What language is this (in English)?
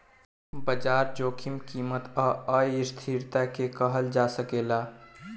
Bhojpuri